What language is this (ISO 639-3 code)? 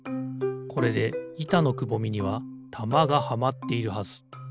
jpn